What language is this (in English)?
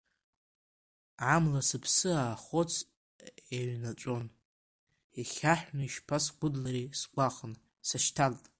Abkhazian